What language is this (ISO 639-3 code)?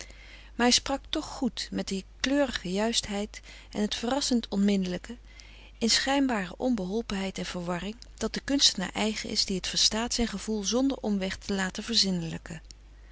nld